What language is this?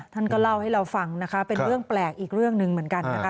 Thai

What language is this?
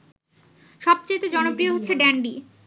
Bangla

